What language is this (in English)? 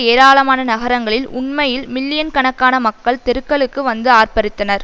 Tamil